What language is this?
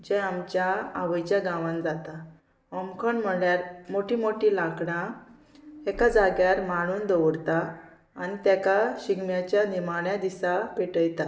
Konkani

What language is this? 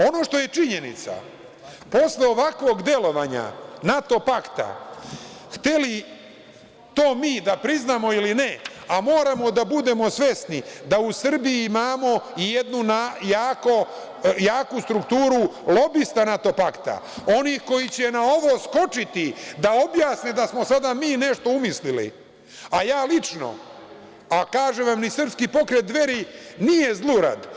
Serbian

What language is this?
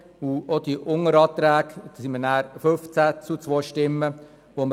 Swiss German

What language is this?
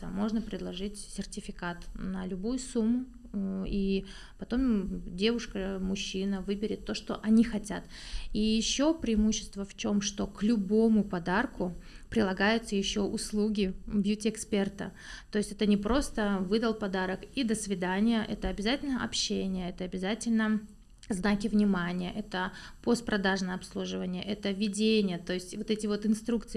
Russian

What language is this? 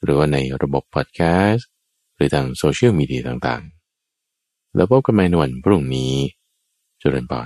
Thai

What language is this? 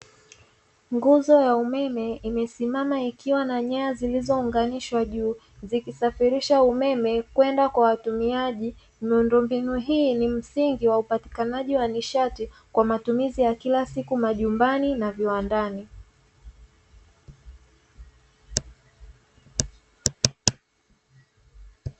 Swahili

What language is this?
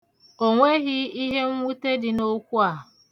Igbo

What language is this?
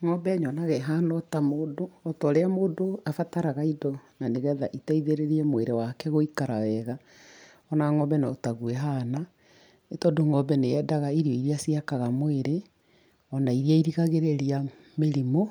Kikuyu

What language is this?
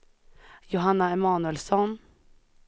Swedish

